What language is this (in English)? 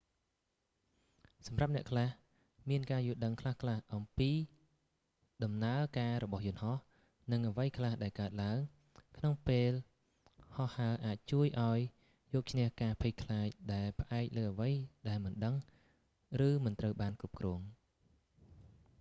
Khmer